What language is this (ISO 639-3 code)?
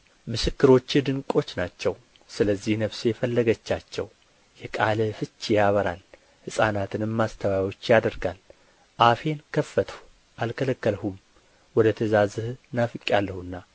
amh